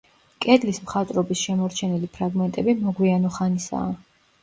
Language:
Georgian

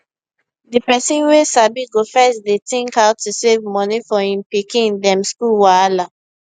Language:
Nigerian Pidgin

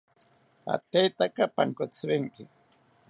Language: South Ucayali Ashéninka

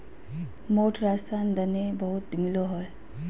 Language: Magahi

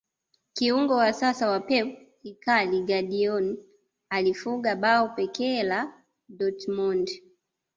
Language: Swahili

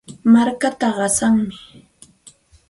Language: Santa Ana de Tusi Pasco Quechua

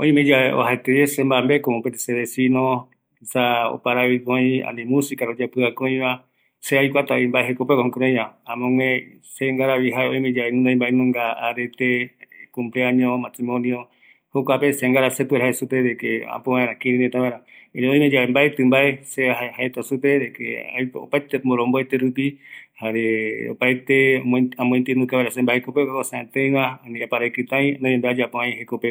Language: Eastern Bolivian Guaraní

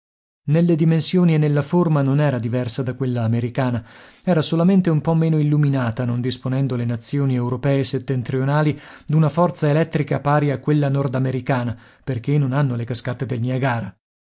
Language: Italian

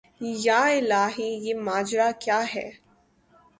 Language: Urdu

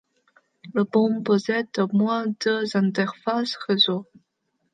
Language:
French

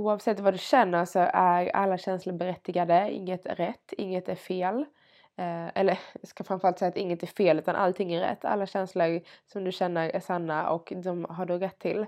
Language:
Swedish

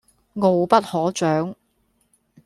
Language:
Cantonese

